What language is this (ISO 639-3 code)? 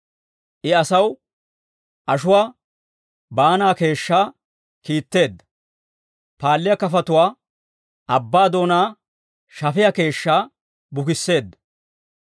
dwr